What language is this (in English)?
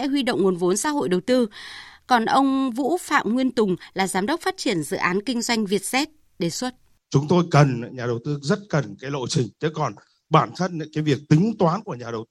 Vietnamese